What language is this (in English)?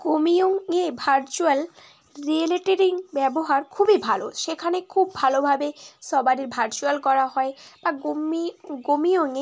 Bangla